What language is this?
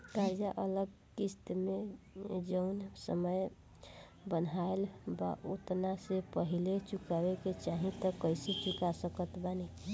Bhojpuri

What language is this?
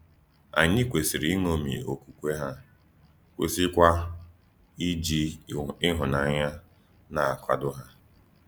Igbo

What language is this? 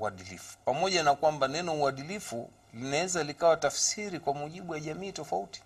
Swahili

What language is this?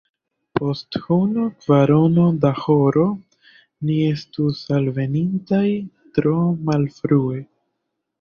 Esperanto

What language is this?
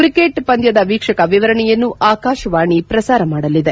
Kannada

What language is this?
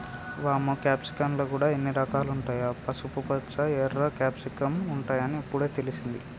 Telugu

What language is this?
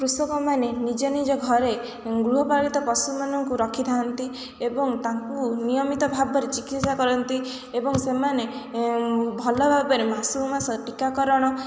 Odia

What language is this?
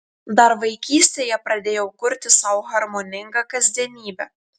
Lithuanian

